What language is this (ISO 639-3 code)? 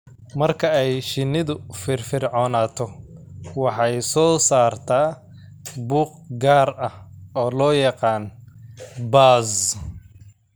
som